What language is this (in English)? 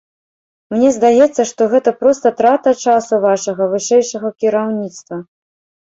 Belarusian